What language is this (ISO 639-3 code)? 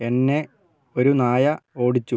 mal